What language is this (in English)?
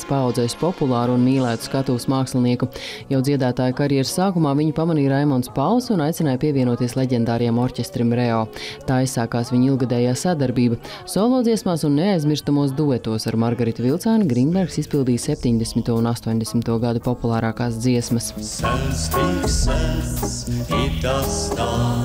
Latvian